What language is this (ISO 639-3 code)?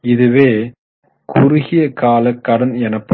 tam